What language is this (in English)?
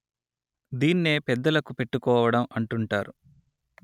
Telugu